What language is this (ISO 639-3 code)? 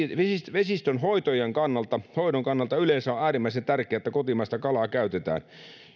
fin